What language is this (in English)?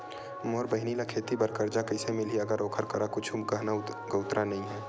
Chhattisgarhi